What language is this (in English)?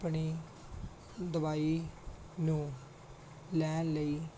Punjabi